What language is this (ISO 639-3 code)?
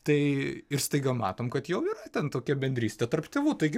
lit